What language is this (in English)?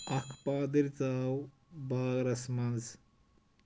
Kashmiri